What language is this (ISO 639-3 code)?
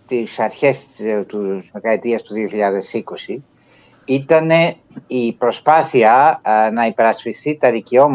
ell